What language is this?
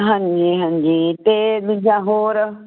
Punjabi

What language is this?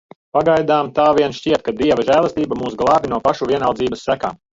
Latvian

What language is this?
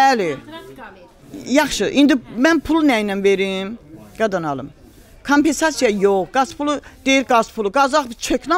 Turkish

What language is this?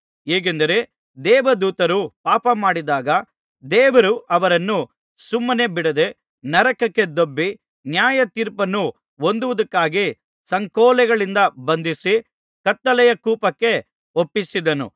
Kannada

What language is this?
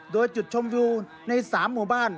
Thai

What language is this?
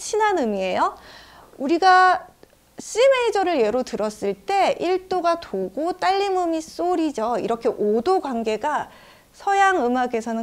Korean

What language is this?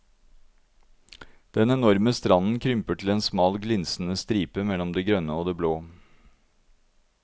Norwegian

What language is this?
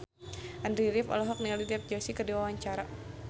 Sundanese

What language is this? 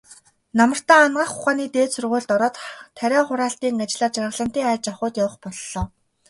Mongolian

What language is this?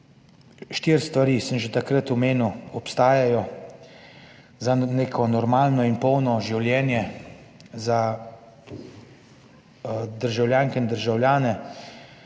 Slovenian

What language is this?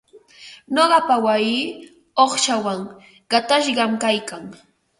Ambo-Pasco Quechua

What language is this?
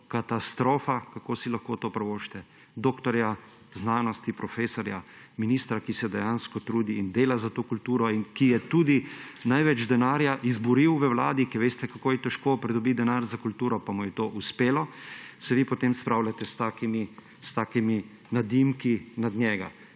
Slovenian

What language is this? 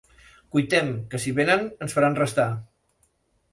Catalan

